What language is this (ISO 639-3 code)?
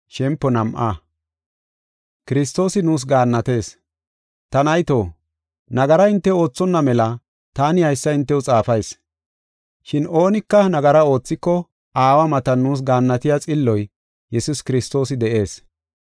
gof